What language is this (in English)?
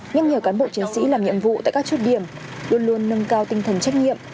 Vietnamese